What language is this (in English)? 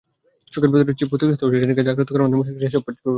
Bangla